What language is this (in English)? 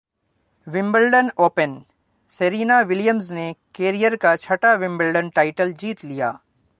Urdu